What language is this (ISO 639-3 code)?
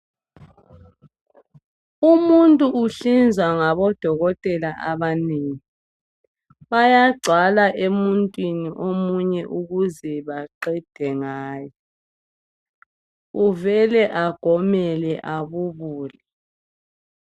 nde